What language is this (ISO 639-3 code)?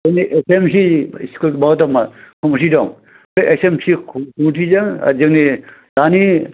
brx